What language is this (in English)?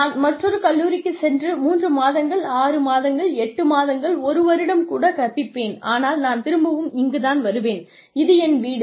Tamil